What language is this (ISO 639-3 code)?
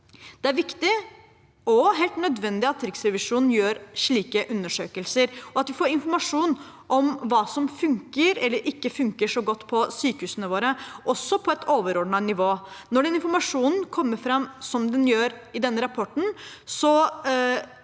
nor